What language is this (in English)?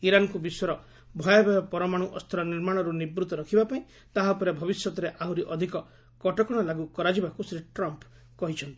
Odia